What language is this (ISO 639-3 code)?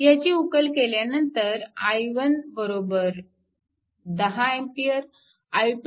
mar